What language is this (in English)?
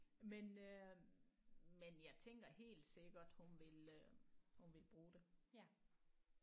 Danish